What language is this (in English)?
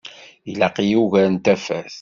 Kabyle